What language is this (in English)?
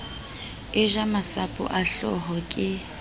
Southern Sotho